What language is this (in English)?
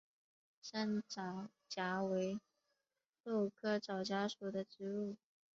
Chinese